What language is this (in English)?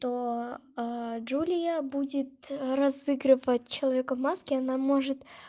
Russian